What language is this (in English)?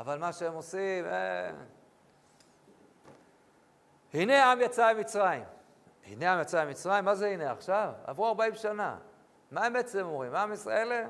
Hebrew